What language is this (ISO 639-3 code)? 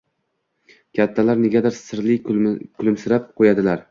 uzb